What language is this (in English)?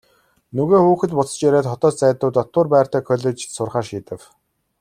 Mongolian